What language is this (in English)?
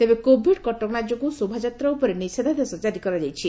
Odia